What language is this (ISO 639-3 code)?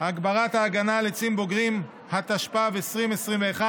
heb